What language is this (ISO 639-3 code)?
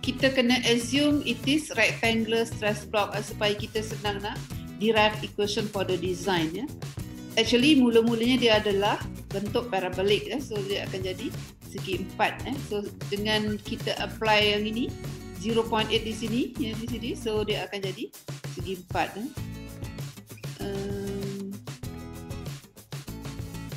msa